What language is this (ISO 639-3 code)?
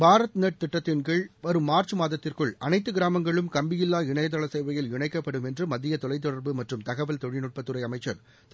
tam